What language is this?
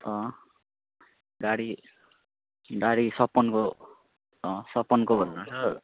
Nepali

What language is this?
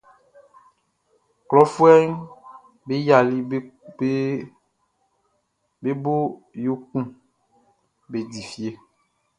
Baoulé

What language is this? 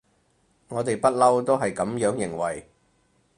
Cantonese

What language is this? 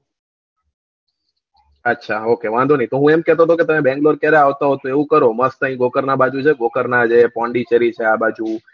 Gujarati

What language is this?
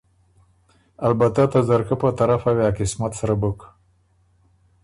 Ormuri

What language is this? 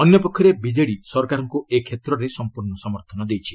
Odia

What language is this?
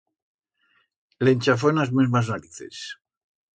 Aragonese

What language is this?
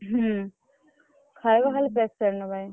Odia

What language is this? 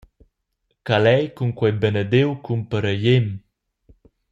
Romansh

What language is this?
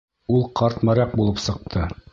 Bashkir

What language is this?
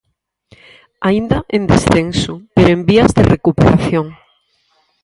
Galician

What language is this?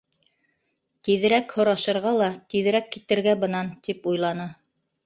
Bashkir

